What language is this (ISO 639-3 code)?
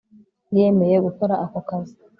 kin